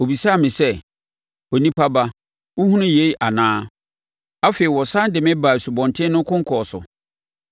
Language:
Akan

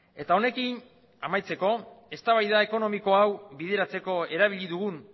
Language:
Basque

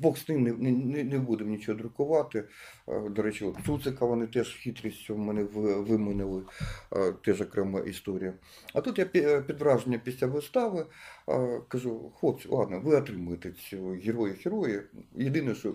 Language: Ukrainian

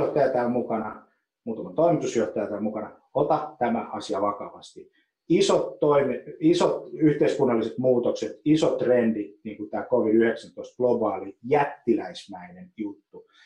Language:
Finnish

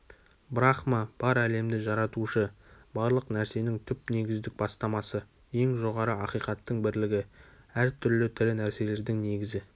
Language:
Kazakh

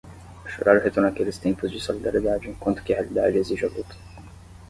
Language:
Portuguese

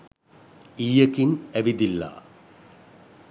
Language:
Sinhala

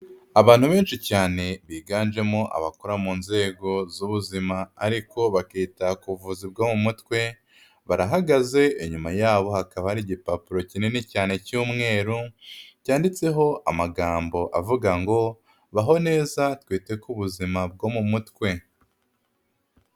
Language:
Kinyarwanda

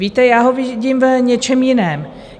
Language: Czech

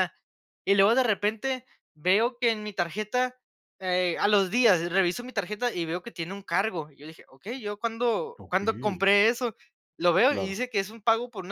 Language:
Spanish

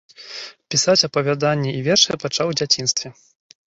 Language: Belarusian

